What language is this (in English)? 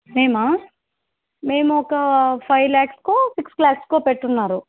Telugu